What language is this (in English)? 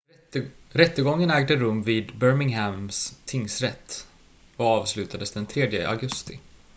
Swedish